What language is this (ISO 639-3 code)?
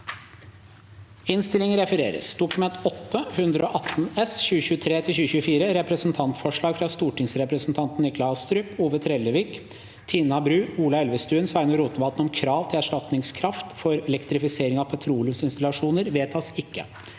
nor